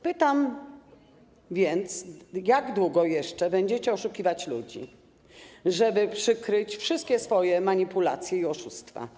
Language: Polish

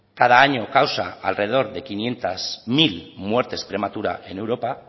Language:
Spanish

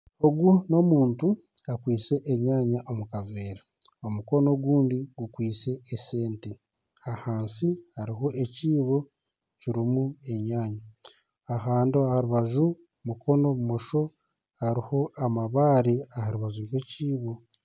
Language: Nyankole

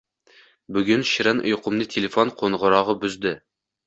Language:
Uzbek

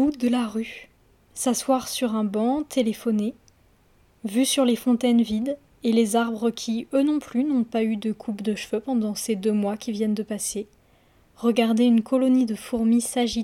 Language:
French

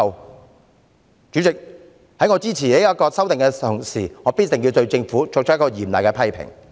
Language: Cantonese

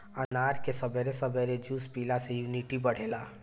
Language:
Bhojpuri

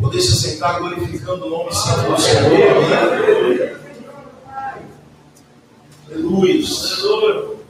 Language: Portuguese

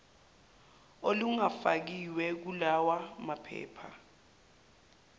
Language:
Zulu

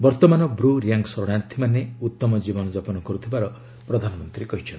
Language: Odia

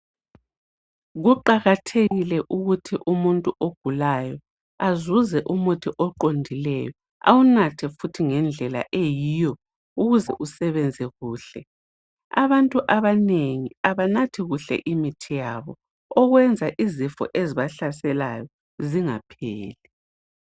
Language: North Ndebele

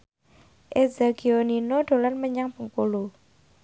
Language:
Javanese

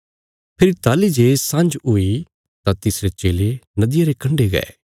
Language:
Bilaspuri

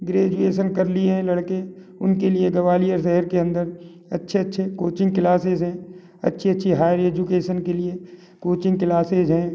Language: Hindi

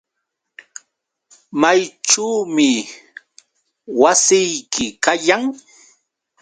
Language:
Yauyos Quechua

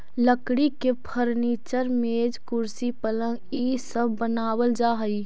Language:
Magahi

